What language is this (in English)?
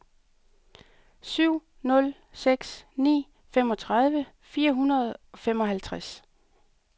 Danish